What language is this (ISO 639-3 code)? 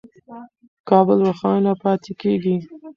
pus